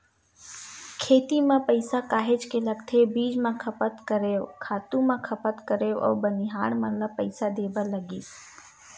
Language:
Chhattisgarhi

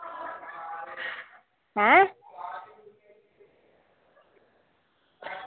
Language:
Dogri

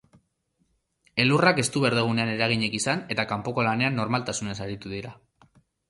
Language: Basque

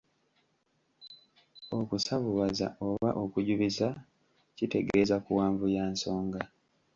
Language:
Ganda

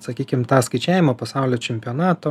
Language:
Lithuanian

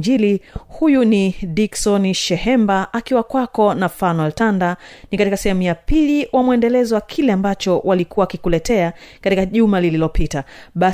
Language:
Swahili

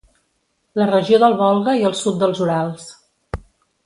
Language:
Catalan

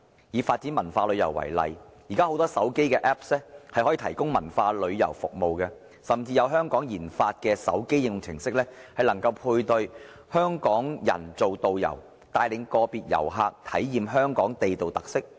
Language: Cantonese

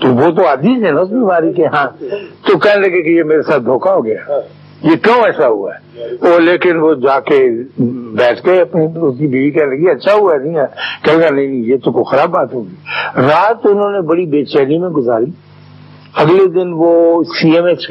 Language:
Urdu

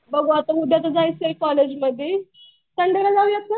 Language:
Marathi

